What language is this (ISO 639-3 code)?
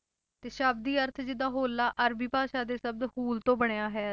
pan